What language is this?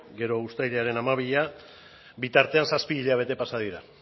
Basque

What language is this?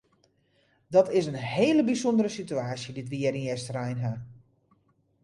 Western Frisian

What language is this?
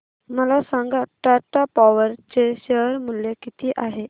Marathi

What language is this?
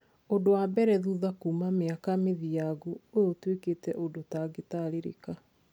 Kikuyu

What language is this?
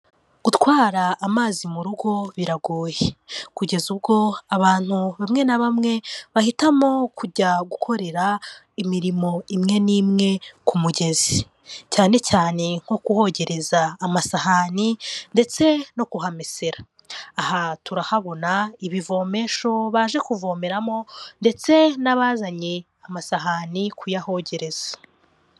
Kinyarwanda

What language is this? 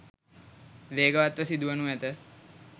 Sinhala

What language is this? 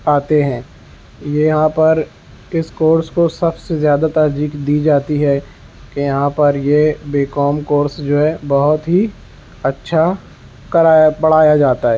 Urdu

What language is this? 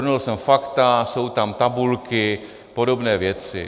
Czech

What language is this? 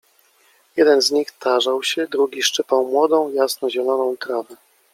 Polish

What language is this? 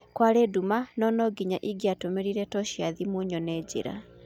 Kikuyu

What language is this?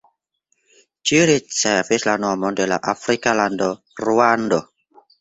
Esperanto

